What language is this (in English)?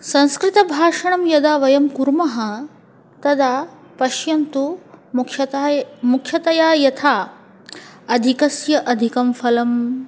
Sanskrit